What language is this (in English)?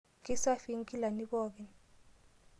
Masai